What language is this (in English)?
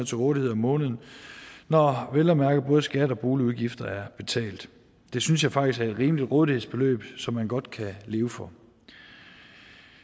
Danish